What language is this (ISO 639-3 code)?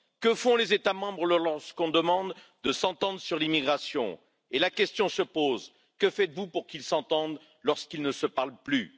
fra